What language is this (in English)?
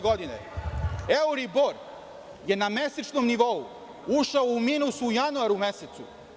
Serbian